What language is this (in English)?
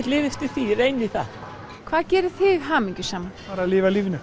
Icelandic